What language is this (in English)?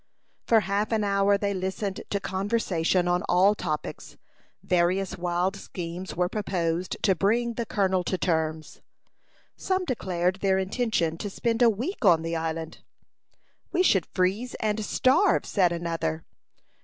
English